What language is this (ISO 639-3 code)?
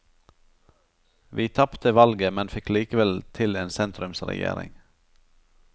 nor